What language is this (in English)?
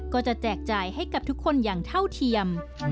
Thai